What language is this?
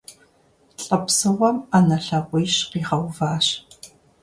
Kabardian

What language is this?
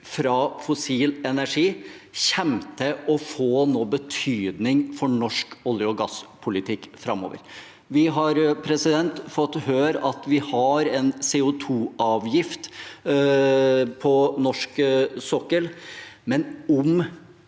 Norwegian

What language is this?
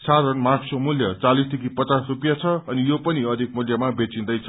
Nepali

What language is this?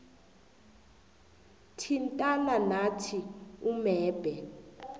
South Ndebele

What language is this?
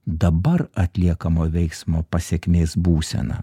Lithuanian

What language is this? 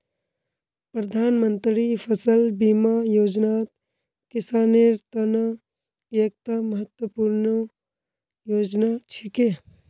Magahi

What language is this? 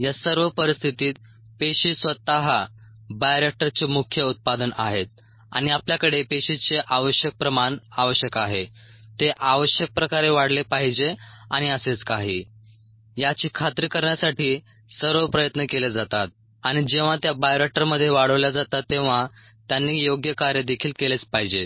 Marathi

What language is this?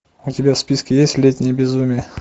Russian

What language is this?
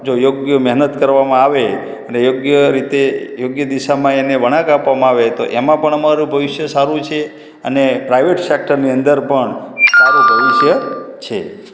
Gujarati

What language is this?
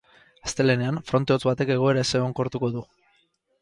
Basque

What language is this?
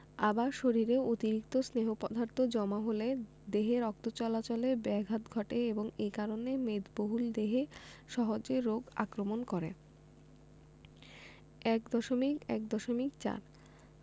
Bangla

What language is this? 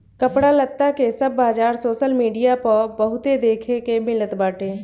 Bhojpuri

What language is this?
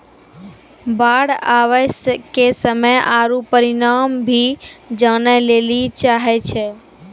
Maithili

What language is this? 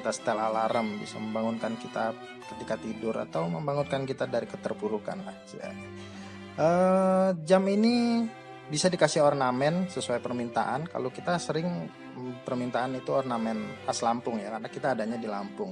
Indonesian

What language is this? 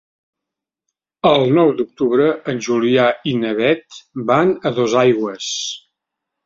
Catalan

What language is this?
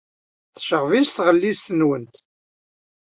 Kabyle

